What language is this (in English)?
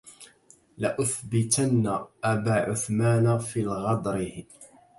Arabic